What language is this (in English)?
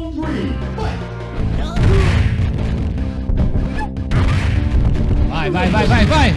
Portuguese